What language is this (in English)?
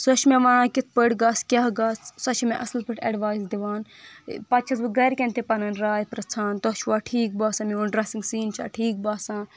Kashmiri